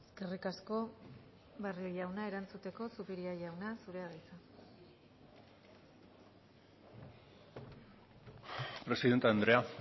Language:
Basque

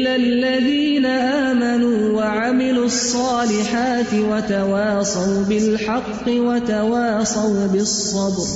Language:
Urdu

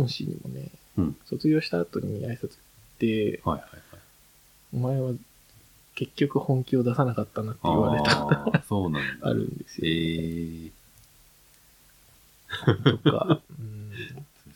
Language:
Japanese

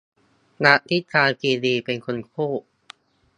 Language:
Thai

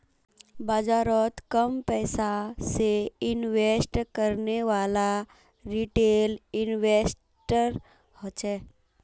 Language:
Magahi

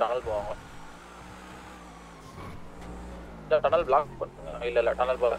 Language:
Romanian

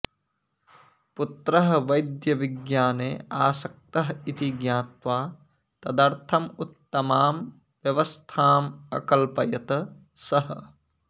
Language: Sanskrit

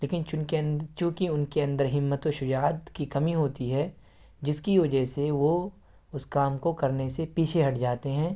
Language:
Urdu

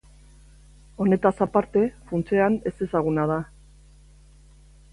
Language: Basque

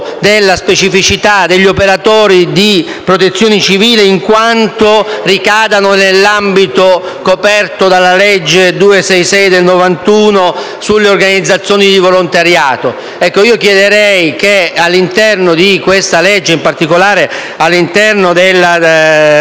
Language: Italian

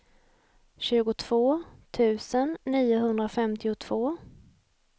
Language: Swedish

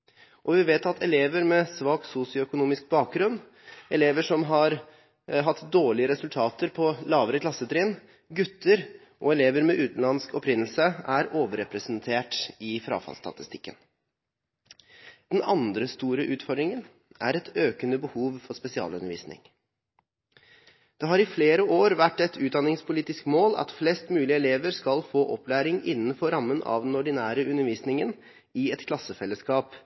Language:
Norwegian Bokmål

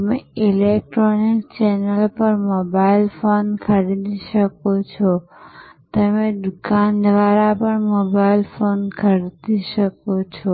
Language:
Gujarati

